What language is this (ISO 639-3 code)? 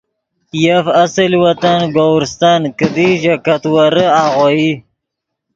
ydg